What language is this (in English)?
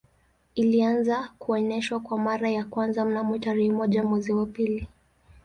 Swahili